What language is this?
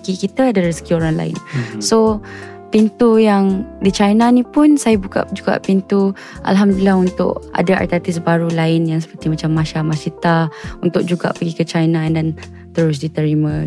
Malay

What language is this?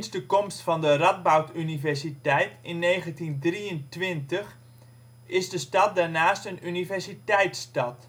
Dutch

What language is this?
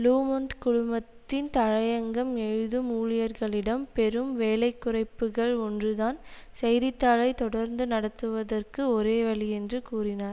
Tamil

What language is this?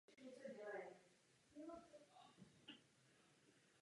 Czech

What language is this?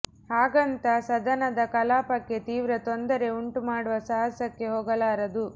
Kannada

